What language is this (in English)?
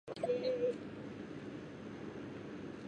Japanese